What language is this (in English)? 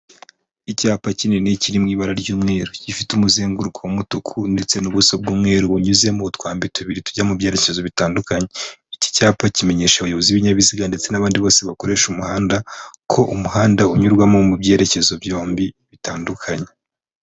Kinyarwanda